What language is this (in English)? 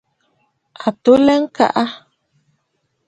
Bafut